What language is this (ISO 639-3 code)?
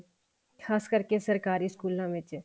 pan